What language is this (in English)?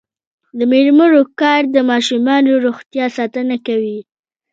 Pashto